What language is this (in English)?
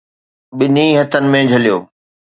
Sindhi